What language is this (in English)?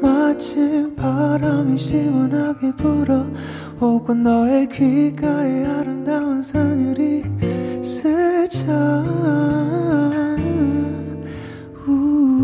Korean